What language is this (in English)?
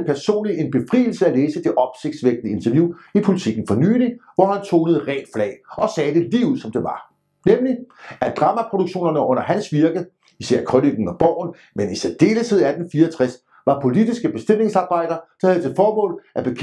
Danish